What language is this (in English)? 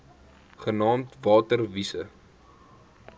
Afrikaans